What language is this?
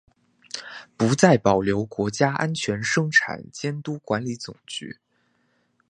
Chinese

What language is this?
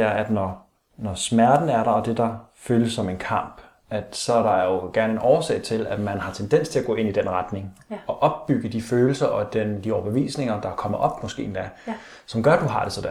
Danish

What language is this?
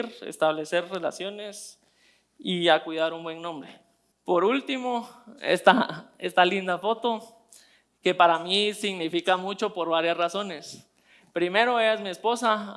Spanish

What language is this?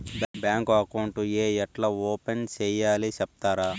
Telugu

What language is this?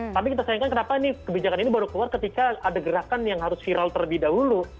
Indonesian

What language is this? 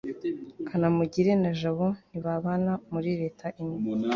Kinyarwanda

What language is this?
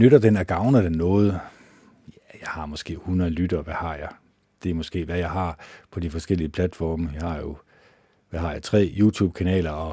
Danish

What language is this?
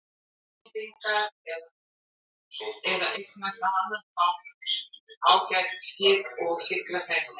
Icelandic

